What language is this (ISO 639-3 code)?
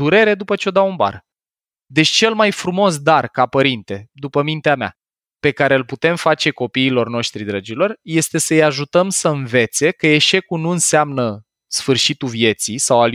ron